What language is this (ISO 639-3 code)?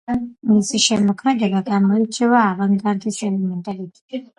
kat